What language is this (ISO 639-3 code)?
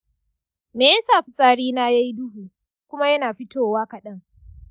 hau